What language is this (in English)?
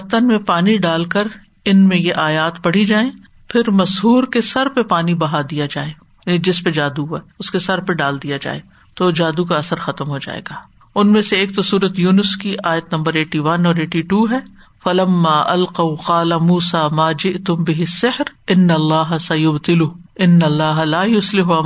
Urdu